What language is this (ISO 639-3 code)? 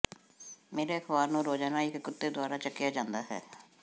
pan